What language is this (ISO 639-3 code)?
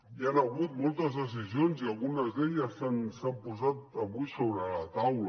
cat